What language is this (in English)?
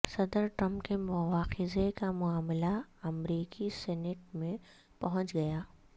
Urdu